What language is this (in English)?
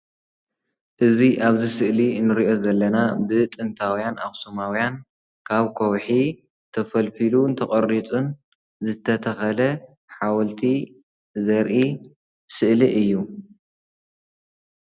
Tigrinya